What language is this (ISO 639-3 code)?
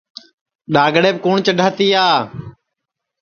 ssi